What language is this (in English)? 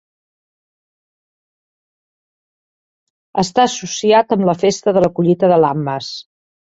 Catalan